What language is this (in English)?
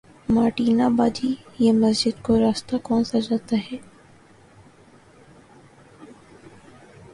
Urdu